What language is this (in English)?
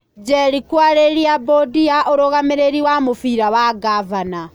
Kikuyu